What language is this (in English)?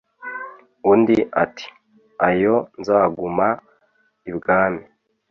Kinyarwanda